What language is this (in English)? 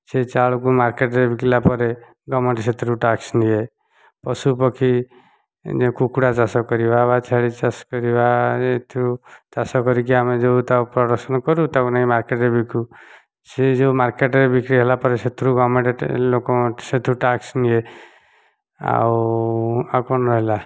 Odia